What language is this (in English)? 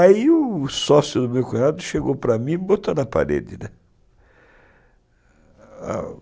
Portuguese